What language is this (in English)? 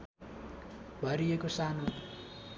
Nepali